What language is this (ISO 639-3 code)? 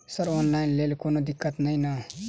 mai